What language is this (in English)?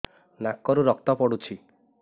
Odia